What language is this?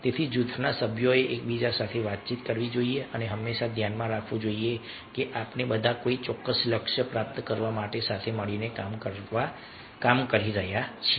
Gujarati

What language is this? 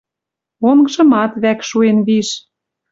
Western Mari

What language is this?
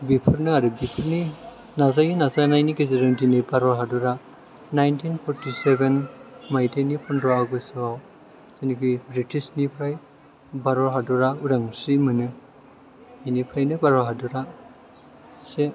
Bodo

